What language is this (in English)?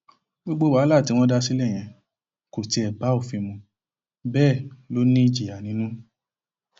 Yoruba